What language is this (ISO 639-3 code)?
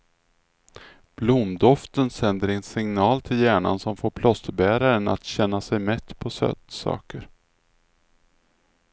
swe